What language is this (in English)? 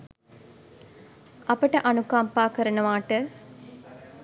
Sinhala